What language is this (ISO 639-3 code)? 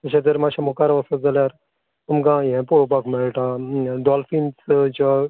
kok